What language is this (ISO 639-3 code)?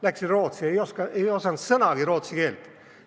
est